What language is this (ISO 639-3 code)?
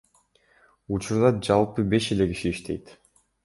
kir